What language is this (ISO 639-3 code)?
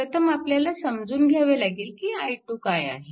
mar